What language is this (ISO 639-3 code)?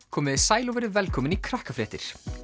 isl